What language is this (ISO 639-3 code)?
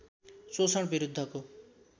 nep